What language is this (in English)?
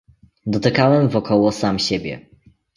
Polish